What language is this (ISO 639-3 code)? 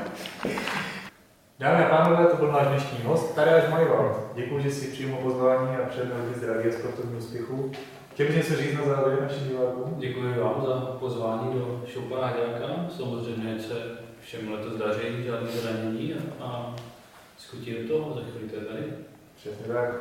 ces